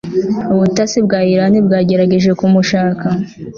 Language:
Kinyarwanda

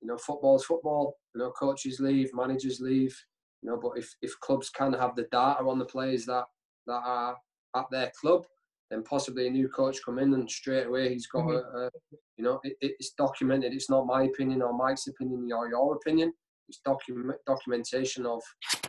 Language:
English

